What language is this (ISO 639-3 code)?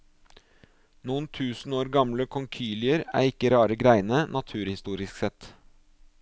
nor